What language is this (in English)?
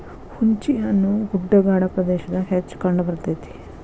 Kannada